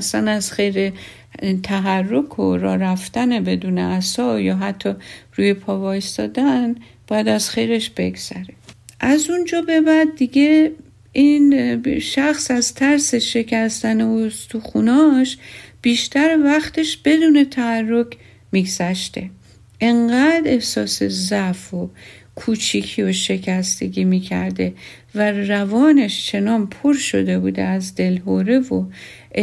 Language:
Persian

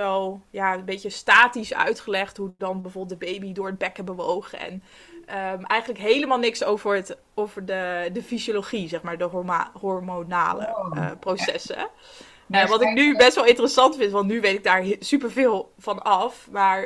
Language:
Dutch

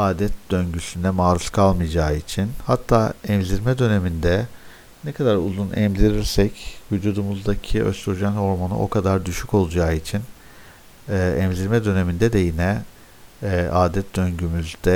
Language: Turkish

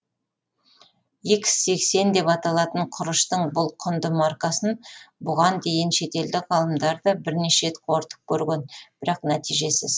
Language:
Kazakh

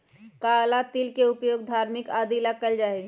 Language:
Magahi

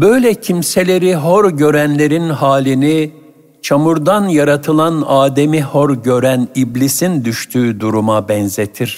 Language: Turkish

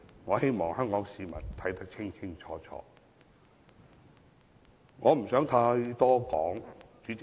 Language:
Cantonese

